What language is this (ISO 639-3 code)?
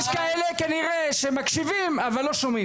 heb